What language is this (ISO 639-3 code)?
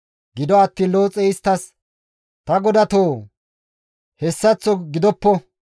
gmv